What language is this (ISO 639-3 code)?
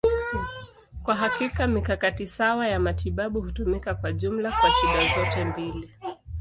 swa